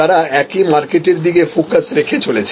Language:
Bangla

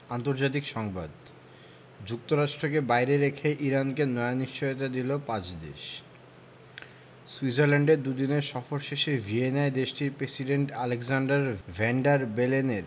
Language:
Bangla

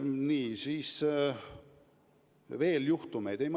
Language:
Estonian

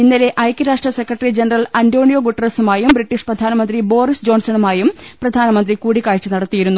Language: Malayalam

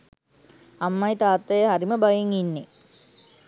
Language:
Sinhala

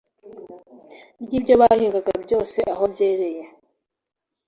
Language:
Kinyarwanda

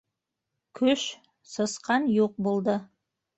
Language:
Bashkir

